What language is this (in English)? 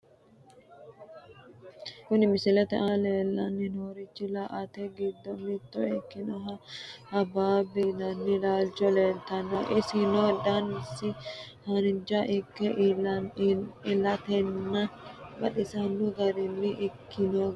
Sidamo